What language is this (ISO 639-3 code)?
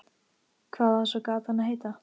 isl